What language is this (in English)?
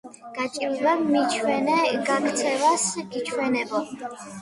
Georgian